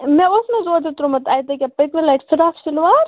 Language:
Kashmiri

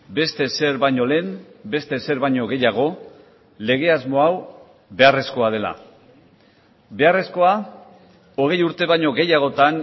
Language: Basque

